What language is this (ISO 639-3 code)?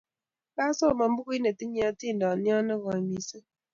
kln